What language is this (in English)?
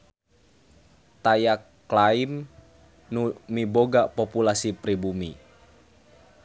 Sundanese